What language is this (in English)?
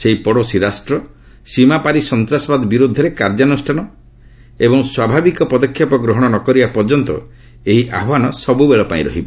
Odia